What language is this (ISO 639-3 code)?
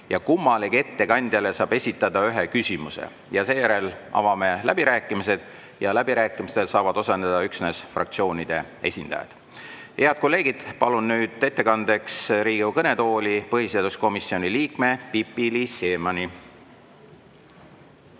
est